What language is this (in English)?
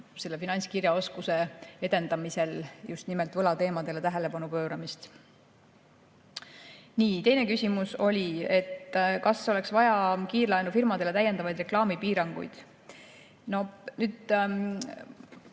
Estonian